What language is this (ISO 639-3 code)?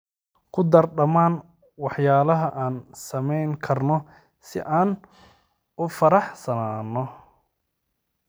som